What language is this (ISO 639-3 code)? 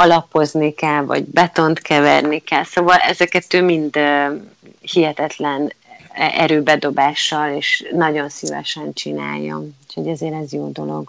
hun